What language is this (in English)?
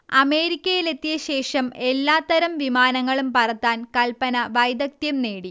Malayalam